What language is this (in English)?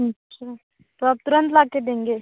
Hindi